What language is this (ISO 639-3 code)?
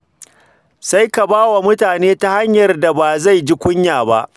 hau